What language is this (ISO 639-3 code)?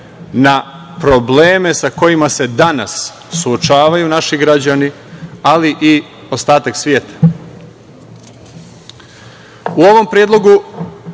srp